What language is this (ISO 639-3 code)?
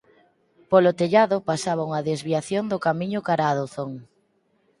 glg